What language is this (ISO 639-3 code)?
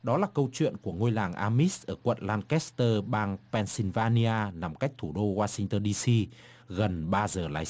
vie